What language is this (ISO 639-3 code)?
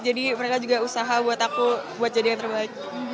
ind